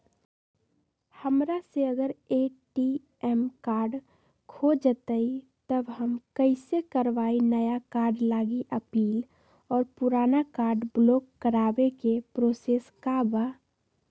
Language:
Magahi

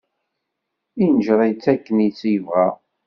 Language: Kabyle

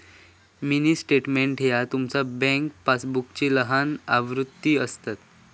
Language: Marathi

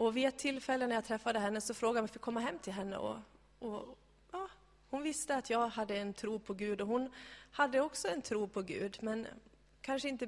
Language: Swedish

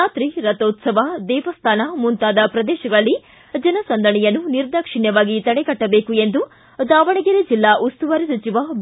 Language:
Kannada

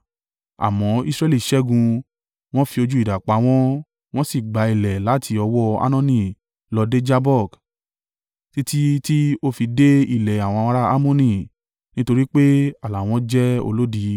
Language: Yoruba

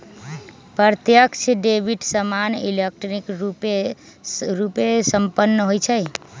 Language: Magahi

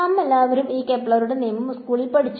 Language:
Malayalam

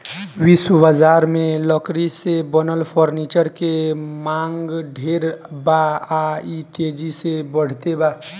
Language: Bhojpuri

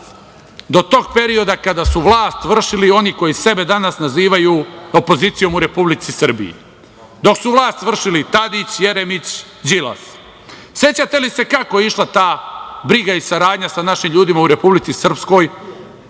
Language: Serbian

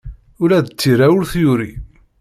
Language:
Kabyle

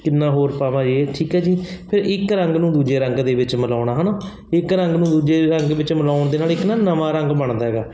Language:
Punjabi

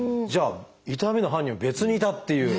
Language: Japanese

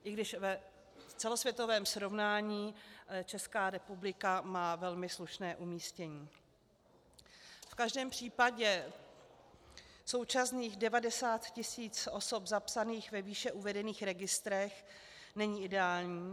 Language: Czech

